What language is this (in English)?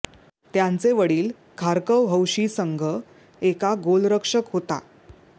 Marathi